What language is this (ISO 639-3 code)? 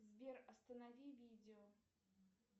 rus